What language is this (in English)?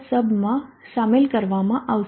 Gujarati